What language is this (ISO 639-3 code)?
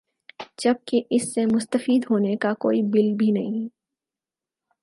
urd